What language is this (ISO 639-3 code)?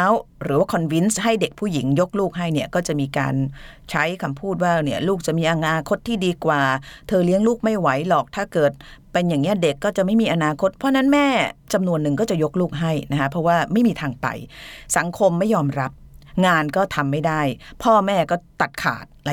tha